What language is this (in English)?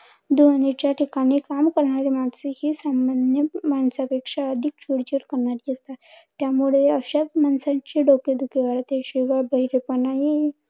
Marathi